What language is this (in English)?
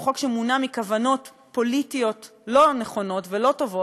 Hebrew